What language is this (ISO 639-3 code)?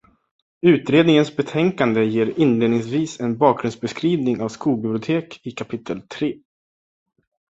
swe